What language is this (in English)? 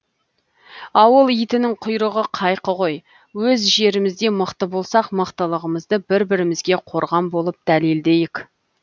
Kazakh